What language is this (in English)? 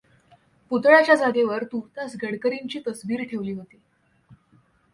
Marathi